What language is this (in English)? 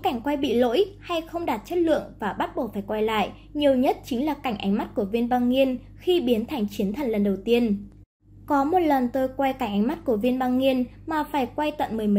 Vietnamese